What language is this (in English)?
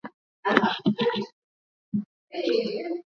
Swahili